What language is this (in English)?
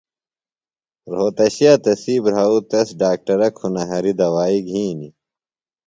Phalura